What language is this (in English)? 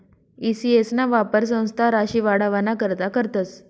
Marathi